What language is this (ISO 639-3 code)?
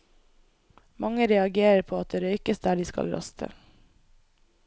nor